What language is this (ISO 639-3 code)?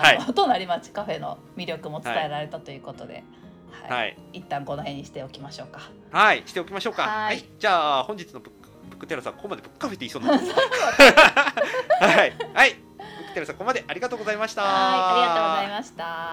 jpn